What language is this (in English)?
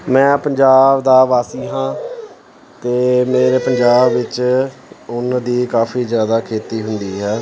Punjabi